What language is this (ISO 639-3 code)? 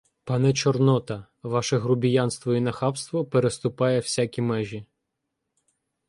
ukr